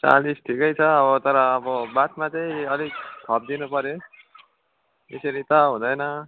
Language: Nepali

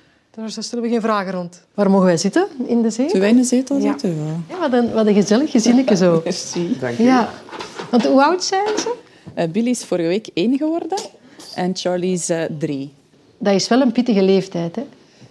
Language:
Dutch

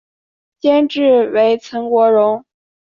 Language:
Chinese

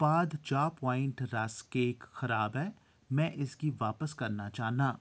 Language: Dogri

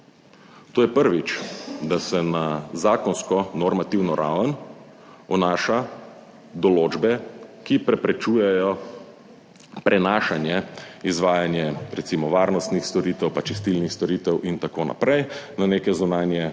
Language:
Slovenian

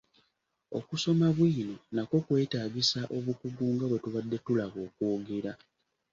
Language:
Ganda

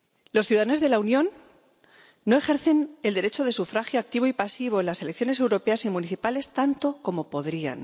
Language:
Spanish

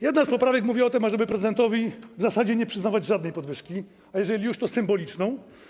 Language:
Polish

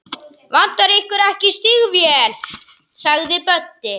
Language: Icelandic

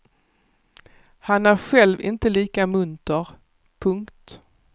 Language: Swedish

